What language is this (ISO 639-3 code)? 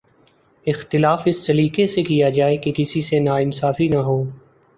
urd